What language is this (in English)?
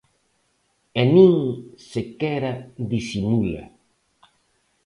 Galician